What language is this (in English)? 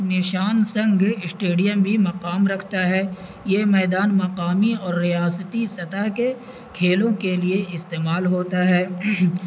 Urdu